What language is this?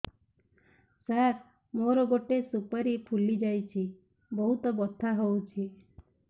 Odia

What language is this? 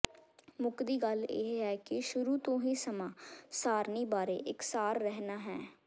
Punjabi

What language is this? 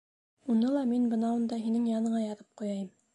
Bashkir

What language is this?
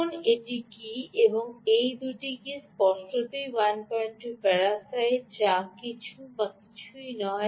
Bangla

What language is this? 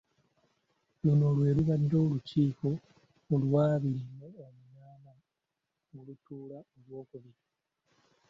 Ganda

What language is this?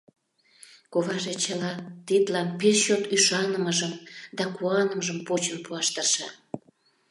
Mari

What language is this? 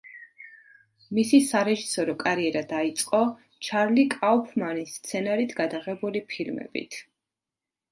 Georgian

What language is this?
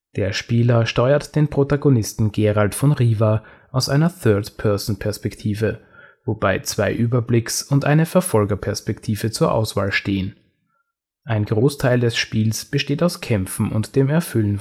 German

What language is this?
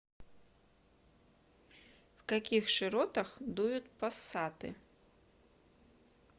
Russian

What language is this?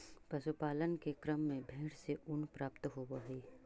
Magahi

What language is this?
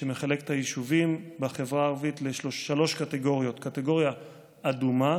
Hebrew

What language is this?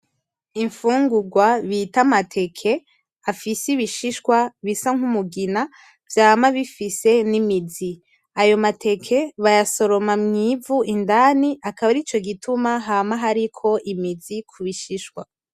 Rundi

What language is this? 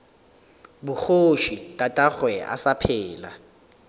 Northern Sotho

